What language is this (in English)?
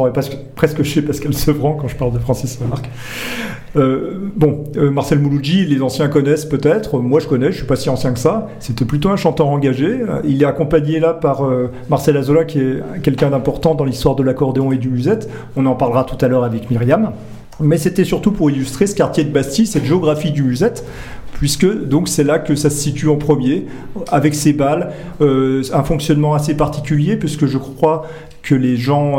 French